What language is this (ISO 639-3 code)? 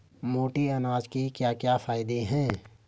hin